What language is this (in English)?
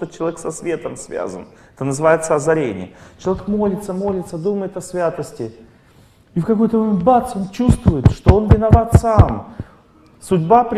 Russian